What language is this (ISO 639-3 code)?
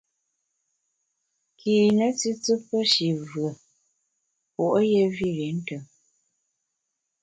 bax